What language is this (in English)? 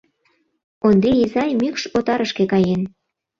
Mari